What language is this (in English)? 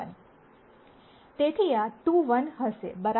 Gujarati